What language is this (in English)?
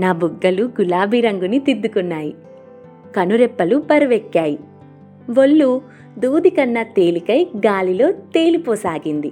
Telugu